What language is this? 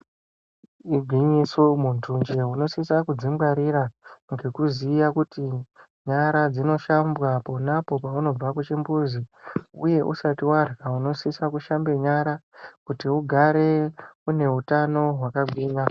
Ndau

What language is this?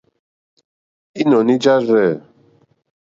Mokpwe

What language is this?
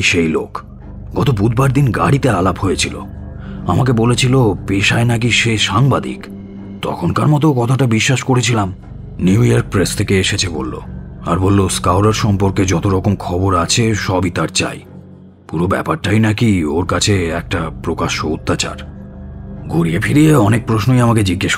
Hindi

